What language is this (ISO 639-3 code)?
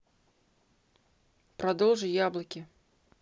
rus